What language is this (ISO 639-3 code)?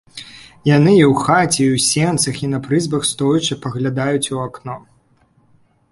bel